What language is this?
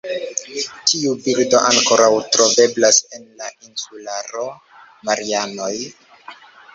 Esperanto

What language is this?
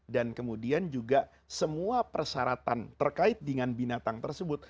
Indonesian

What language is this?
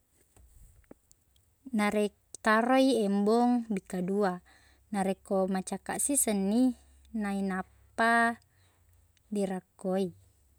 Buginese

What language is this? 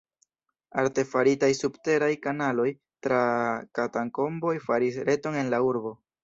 Esperanto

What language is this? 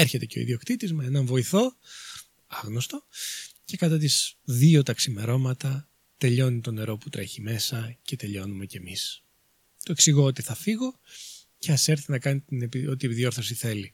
Greek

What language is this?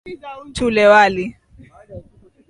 Swahili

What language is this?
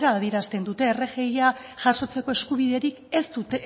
Basque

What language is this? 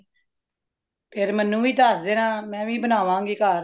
Punjabi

